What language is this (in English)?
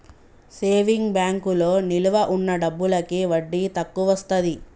Telugu